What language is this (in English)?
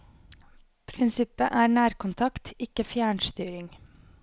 Norwegian